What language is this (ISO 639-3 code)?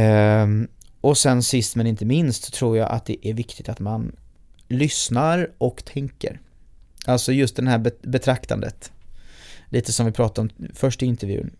swe